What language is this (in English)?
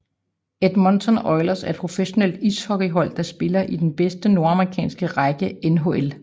Danish